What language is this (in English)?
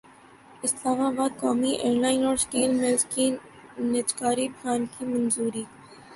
Urdu